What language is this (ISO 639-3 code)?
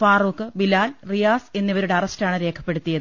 mal